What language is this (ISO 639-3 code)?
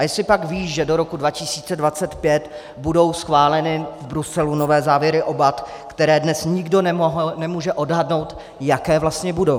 ces